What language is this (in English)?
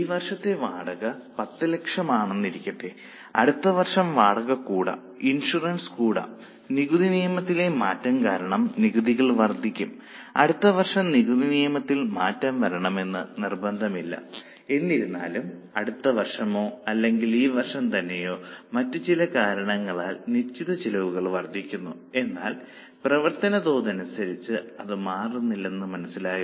Malayalam